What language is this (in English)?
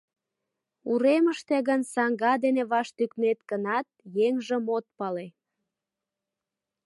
Mari